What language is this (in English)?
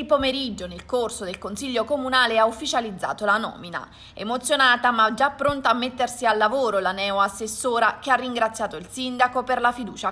Italian